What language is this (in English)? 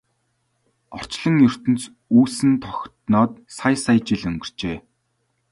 Mongolian